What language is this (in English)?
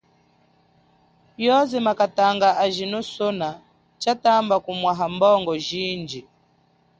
Chokwe